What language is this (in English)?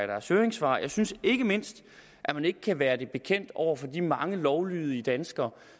Danish